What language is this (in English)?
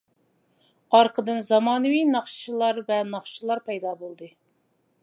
Uyghur